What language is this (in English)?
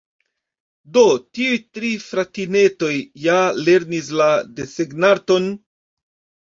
Esperanto